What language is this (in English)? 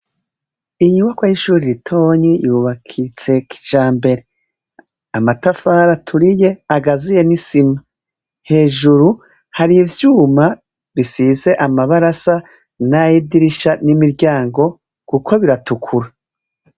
Rundi